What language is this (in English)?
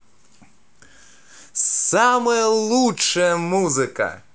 Russian